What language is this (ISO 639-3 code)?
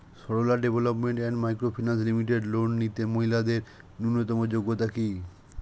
ben